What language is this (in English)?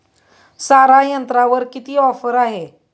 Marathi